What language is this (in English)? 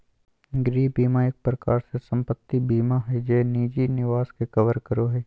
Magahi